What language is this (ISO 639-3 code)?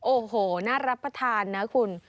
tha